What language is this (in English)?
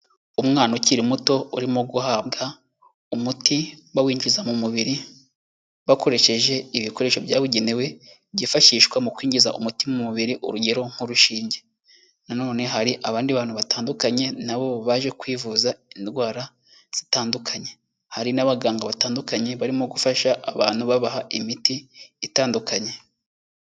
Kinyarwanda